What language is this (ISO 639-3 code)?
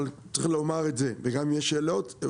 heb